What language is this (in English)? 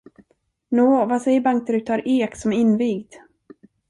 Swedish